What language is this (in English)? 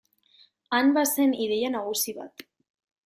Basque